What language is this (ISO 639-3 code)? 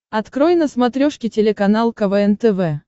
rus